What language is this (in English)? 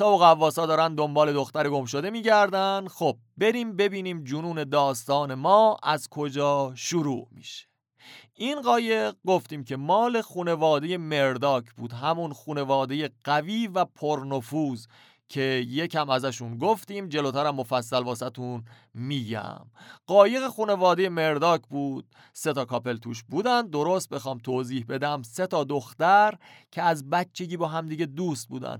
Persian